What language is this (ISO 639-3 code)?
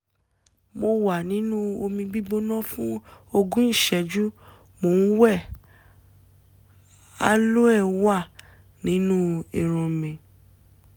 yor